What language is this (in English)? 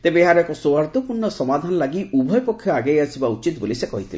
Odia